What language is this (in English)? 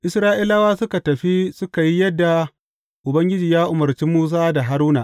Hausa